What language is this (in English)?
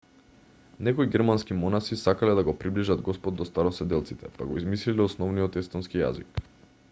Macedonian